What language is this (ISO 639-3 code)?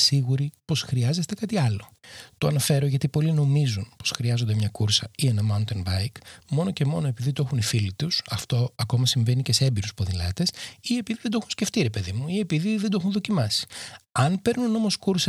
ell